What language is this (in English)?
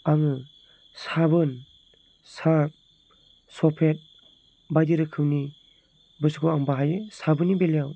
Bodo